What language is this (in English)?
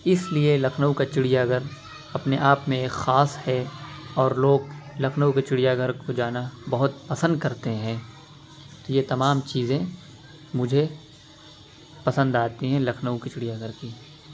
Urdu